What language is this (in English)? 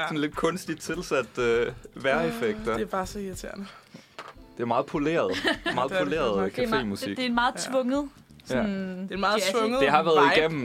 Danish